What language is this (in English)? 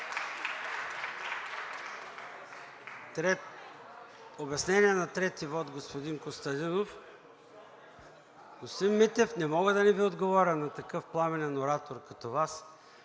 Bulgarian